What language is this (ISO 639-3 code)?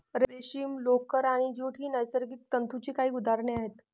mar